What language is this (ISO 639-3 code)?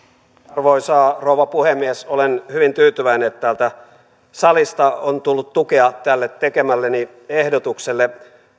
fin